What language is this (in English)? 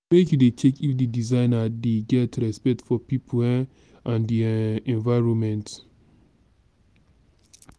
Nigerian Pidgin